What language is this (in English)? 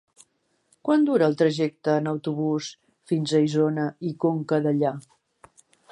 Catalan